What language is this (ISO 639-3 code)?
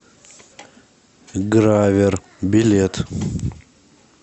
rus